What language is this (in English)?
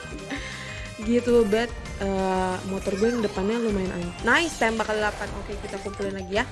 Indonesian